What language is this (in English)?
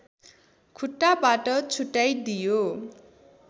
Nepali